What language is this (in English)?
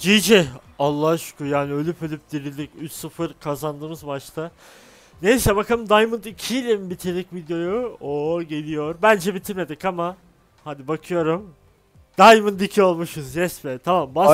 Turkish